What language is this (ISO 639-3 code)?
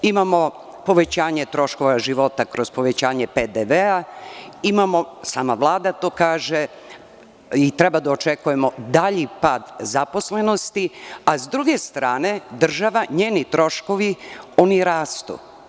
srp